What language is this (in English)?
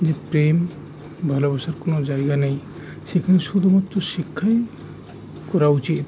Bangla